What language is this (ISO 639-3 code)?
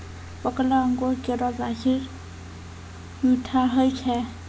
mai